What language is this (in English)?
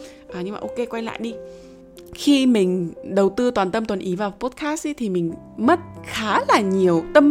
Vietnamese